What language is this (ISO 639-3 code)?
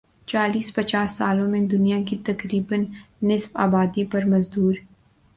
urd